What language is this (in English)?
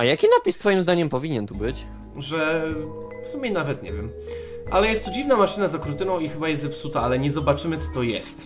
Polish